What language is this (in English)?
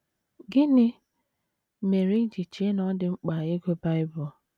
Igbo